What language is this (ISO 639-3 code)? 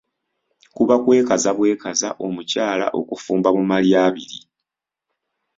lug